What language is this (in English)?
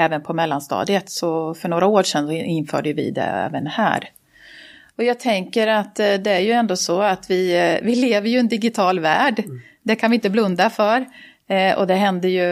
Swedish